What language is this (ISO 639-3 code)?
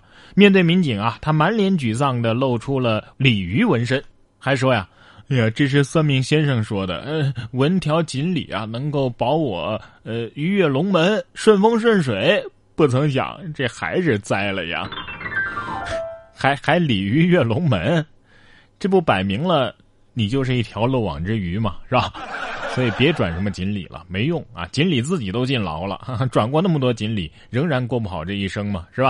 zho